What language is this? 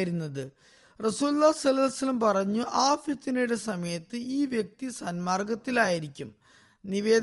Malayalam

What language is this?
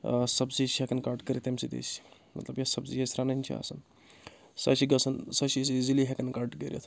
Kashmiri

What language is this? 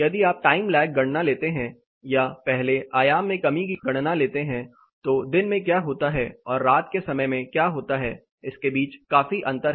Hindi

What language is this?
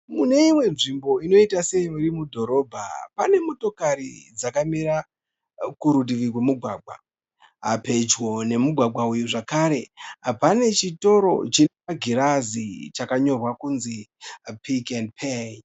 Shona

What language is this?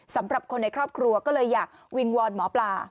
Thai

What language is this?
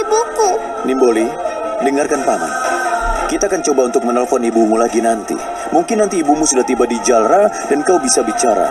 Indonesian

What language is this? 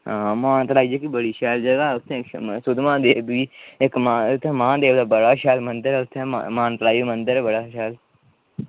Dogri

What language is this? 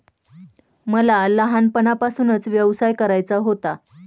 Marathi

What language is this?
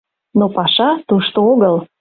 Mari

